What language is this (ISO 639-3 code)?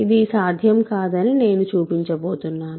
tel